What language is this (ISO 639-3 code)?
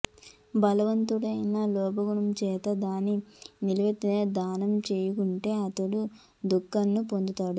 tel